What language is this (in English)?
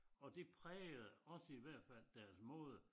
Danish